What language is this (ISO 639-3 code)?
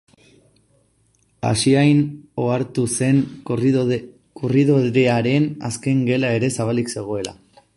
eus